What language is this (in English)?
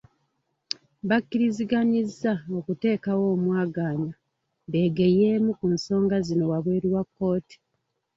Ganda